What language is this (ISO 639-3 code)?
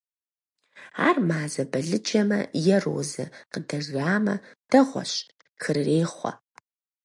kbd